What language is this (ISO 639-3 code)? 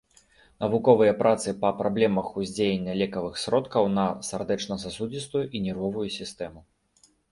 bel